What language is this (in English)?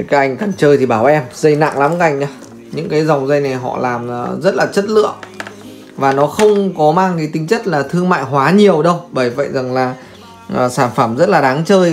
Vietnamese